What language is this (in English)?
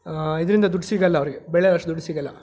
Kannada